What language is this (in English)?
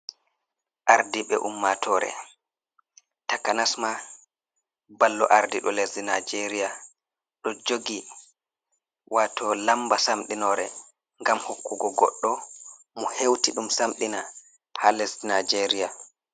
Fula